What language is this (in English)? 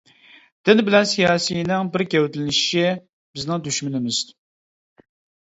Uyghur